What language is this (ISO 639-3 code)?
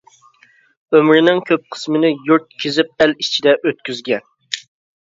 uig